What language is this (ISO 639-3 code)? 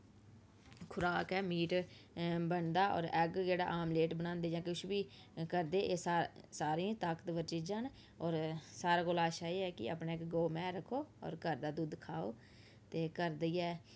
doi